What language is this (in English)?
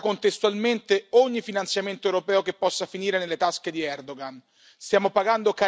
Italian